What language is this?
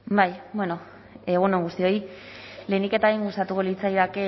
Basque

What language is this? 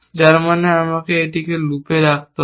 Bangla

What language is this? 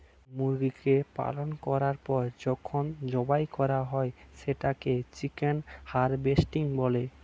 Bangla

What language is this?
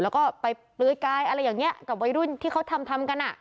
Thai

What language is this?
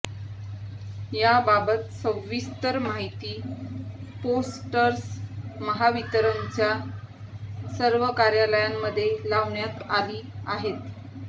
Marathi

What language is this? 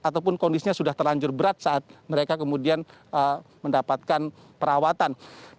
Indonesian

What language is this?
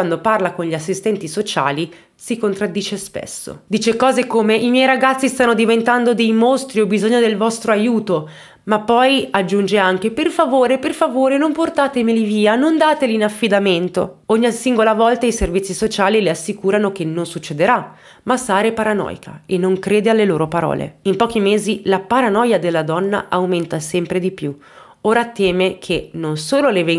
Italian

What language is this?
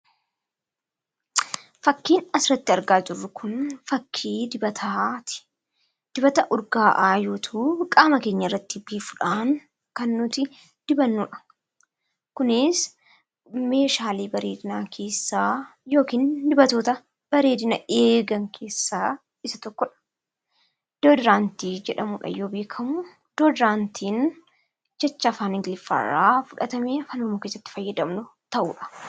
Oromo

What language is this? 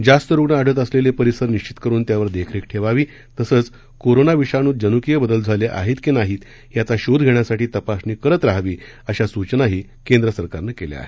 Marathi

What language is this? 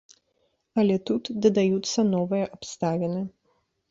Belarusian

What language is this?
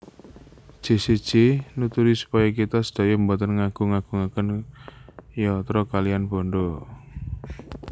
Javanese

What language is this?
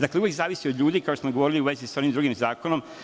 Serbian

